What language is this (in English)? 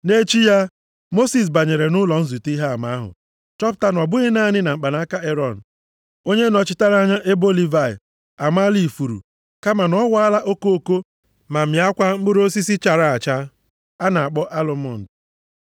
Igbo